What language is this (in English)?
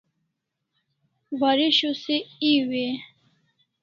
Kalasha